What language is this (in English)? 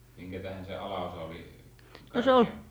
Finnish